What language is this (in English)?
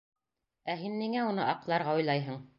Bashkir